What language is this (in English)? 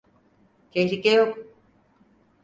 Turkish